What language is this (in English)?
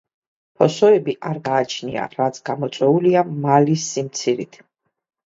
Georgian